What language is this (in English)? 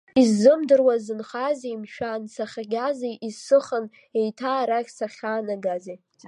Abkhazian